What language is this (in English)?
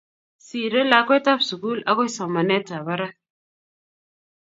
Kalenjin